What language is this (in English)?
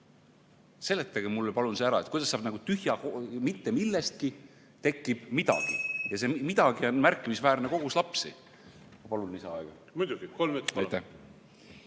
Estonian